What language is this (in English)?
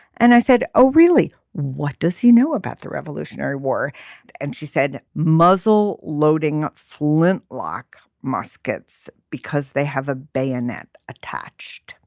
English